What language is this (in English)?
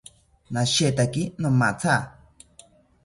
South Ucayali Ashéninka